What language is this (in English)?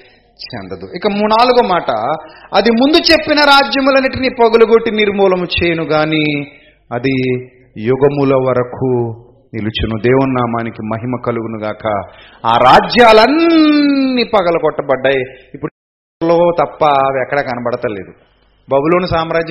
Telugu